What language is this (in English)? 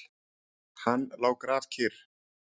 Icelandic